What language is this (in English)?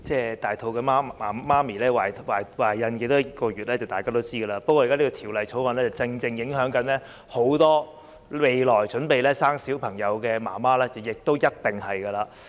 Cantonese